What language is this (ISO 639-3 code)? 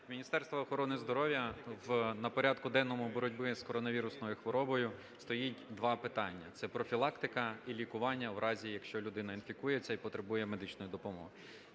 ukr